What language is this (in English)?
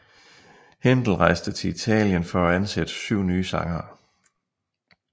Danish